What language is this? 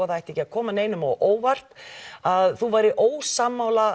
Icelandic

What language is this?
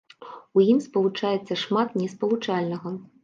Belarusian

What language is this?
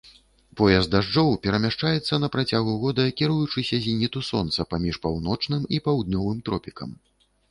Belarusian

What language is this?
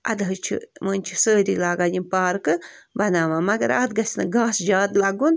Kashmiri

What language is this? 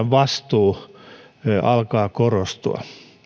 Finnish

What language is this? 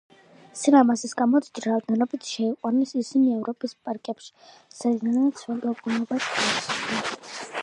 Georgian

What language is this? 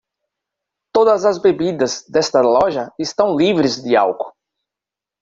Portuguese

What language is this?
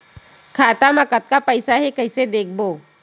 Chhattisgarhi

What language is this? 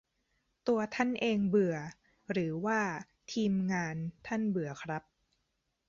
Thai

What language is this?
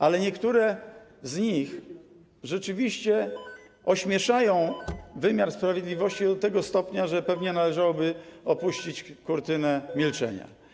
Polish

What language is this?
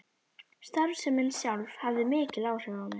Icelandic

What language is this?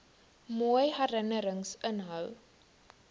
Afrikaans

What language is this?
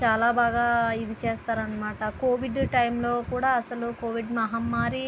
Telugu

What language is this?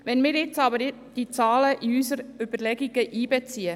Swiss German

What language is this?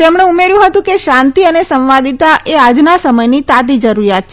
Gujarati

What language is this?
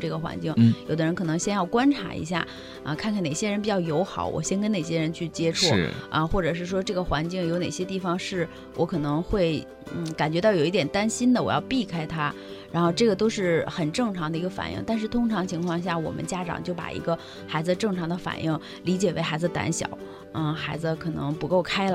Chinese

